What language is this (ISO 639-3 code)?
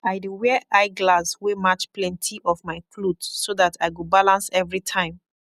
pcm